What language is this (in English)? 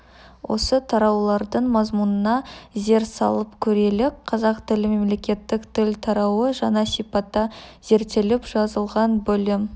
Kazakh